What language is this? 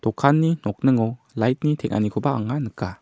Garo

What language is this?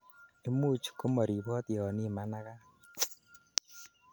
Kalenjin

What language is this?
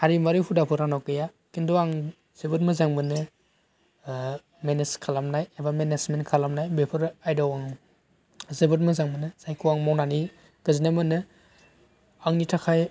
Bodo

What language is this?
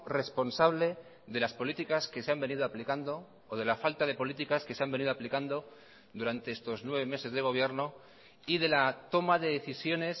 Spanish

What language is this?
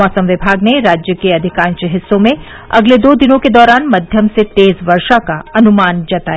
Hindi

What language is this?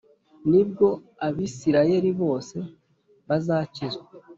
Kinyarwanda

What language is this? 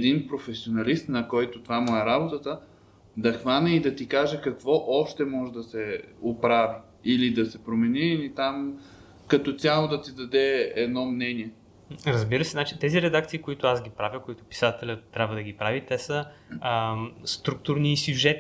Bulgarian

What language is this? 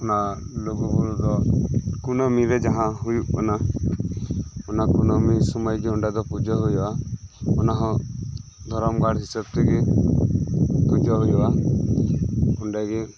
Santali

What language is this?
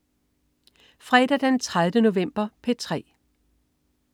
Danish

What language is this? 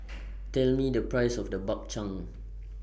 English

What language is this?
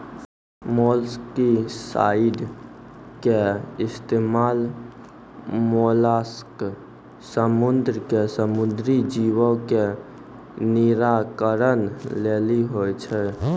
Maithili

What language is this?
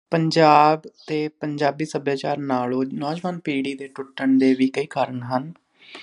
Punjabi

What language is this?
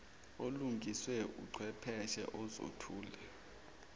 Zulu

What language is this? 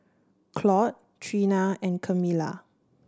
English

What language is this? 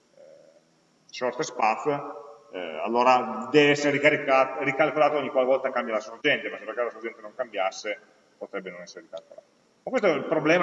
Italian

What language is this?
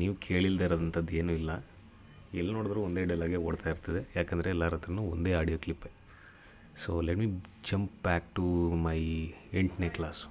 Kannada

